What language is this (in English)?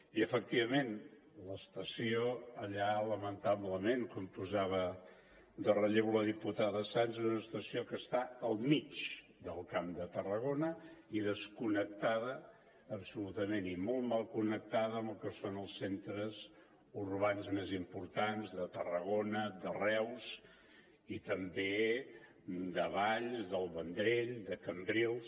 Catalan